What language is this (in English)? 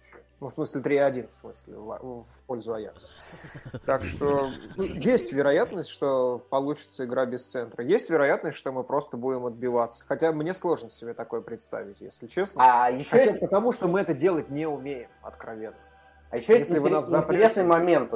Russian